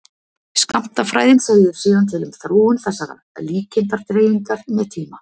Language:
Icelandic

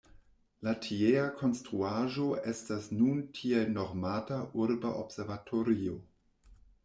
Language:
Esperanto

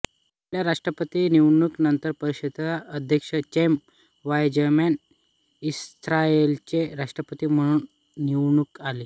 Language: Marathi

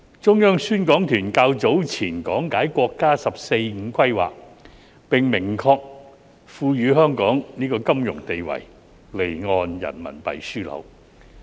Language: Cantonese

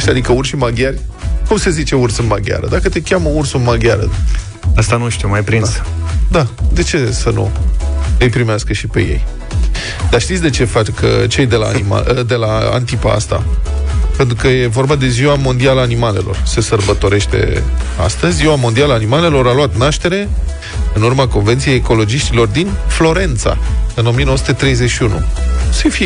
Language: Romanian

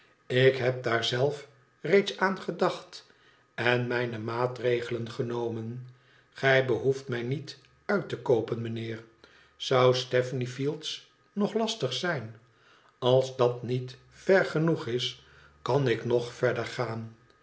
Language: Dutch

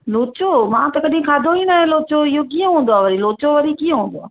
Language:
Sindhi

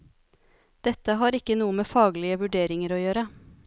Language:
Norwegian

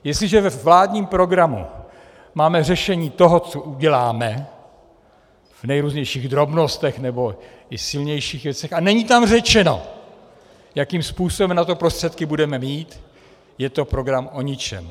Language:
Czech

